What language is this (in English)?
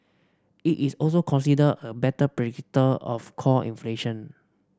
English